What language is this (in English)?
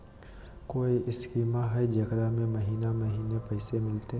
Magahi